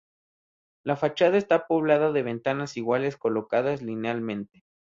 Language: Spanish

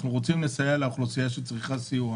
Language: Hebrew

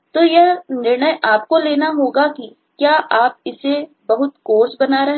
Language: Hindi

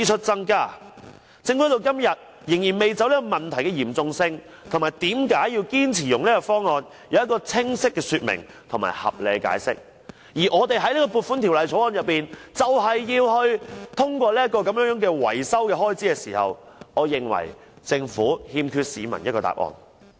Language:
Cantonese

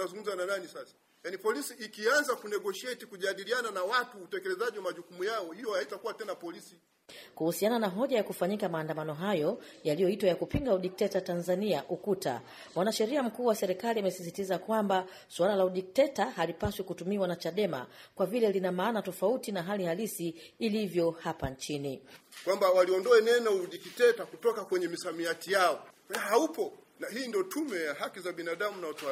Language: Swahili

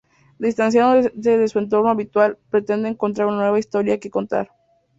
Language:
Spanish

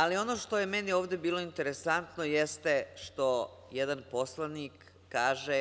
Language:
Serbian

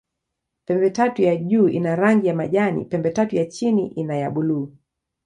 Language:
Swahili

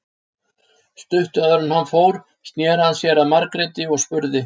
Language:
Icelandic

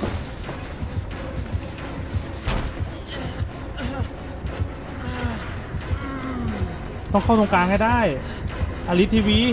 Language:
Thai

